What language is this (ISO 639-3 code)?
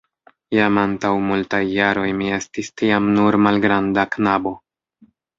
epo